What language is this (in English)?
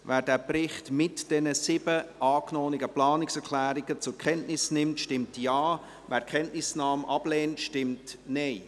Swiss German